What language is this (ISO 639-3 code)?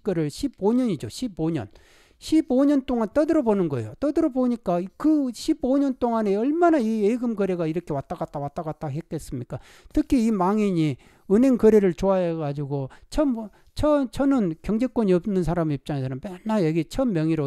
kor